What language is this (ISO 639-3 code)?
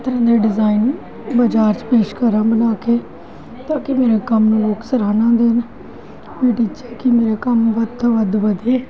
pan